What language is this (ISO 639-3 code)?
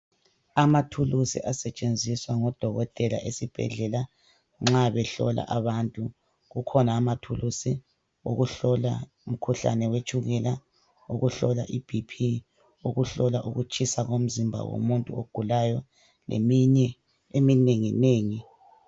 nde